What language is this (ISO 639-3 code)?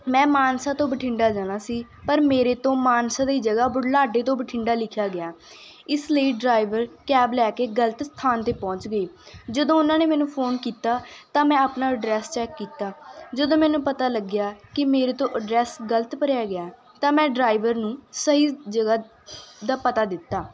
pan